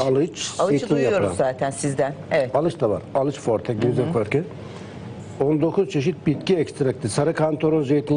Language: Turkish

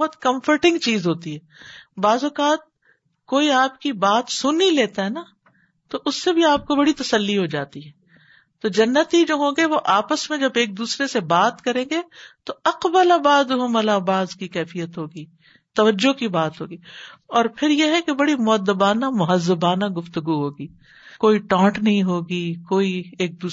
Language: Urdu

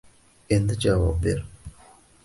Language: Uzbek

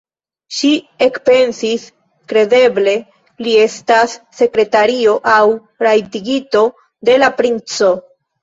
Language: Esperanto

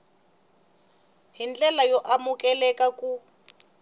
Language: Tsonga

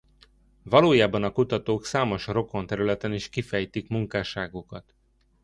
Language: Hungarian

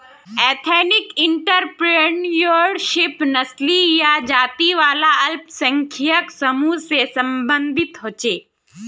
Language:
Magahi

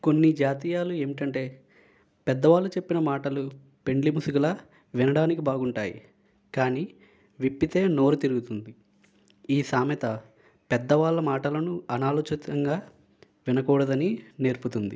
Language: Telugu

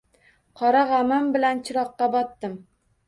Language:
Uzbek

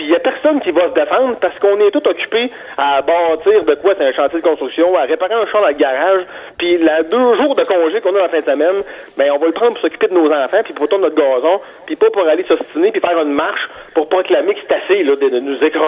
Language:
French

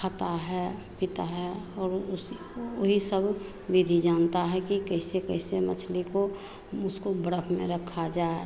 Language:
Hindi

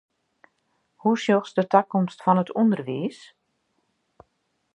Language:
Western Frisian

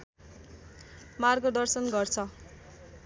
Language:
Nepali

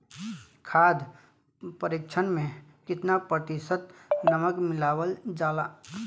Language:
Bhojpuri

